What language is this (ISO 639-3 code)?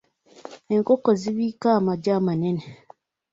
lug